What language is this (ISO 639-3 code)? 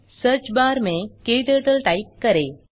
hin